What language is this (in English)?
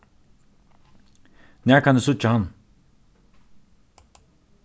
Faroese